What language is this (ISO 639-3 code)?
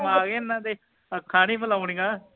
pan